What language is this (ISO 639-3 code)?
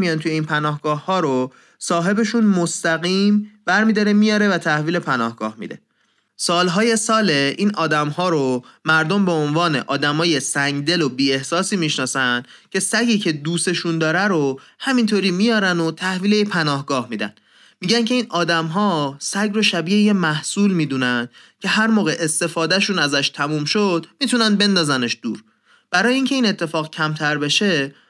fas